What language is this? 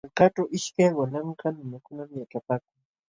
Jauja Wanca Quechua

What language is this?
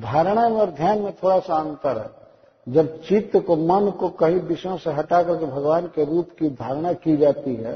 Hindi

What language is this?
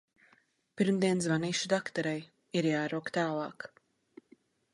Latvian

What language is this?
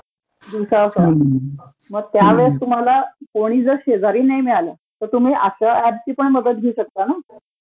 Marathi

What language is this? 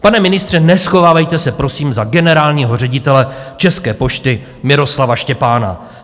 Czech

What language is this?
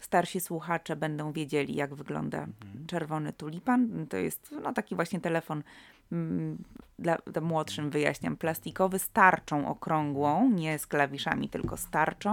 Polish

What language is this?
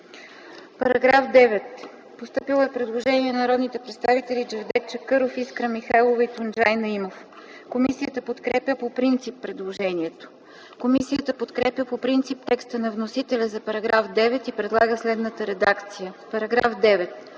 Bulgarian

